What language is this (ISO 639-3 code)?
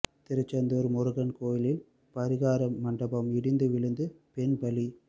tam